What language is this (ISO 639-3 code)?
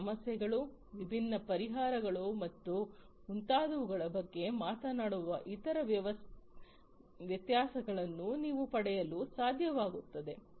kan